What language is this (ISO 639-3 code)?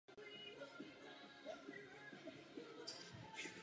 ces